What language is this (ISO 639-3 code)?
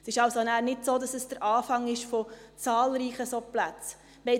gsw